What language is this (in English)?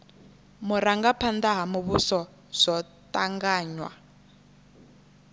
Venda